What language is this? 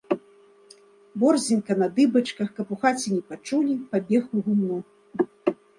Belarusian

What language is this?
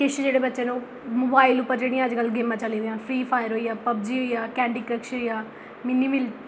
Dogri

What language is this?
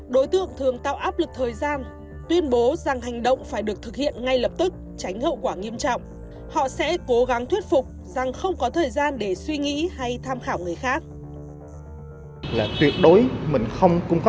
Vietnamese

